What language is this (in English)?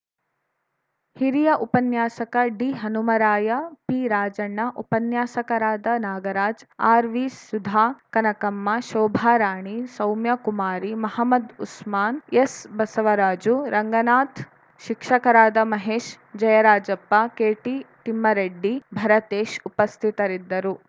Kannada